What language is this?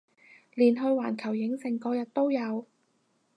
Cantonese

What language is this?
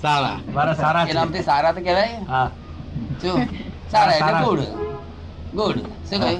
Gujarati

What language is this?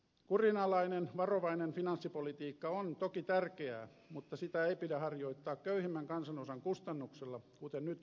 Finnish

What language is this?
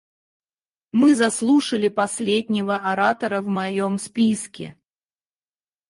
Russian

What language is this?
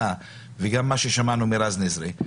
Hebrew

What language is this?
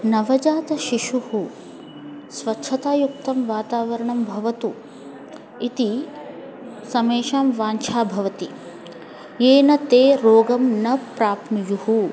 Sanskrit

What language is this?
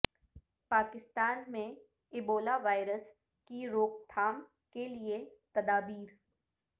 Urdu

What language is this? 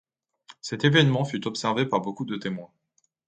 French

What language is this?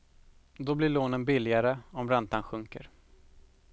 Swedish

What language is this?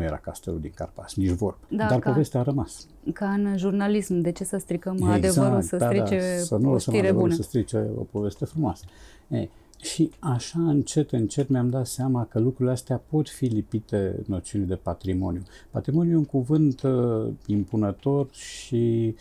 Romanian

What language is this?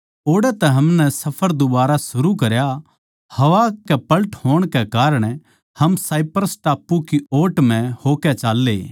Haryanvi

